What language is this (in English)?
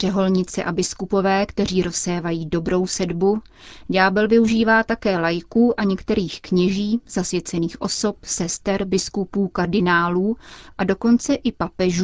Czech